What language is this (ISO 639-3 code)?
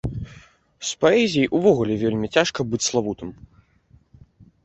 bel